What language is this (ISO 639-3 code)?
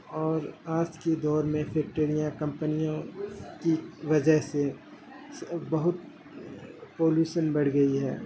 urd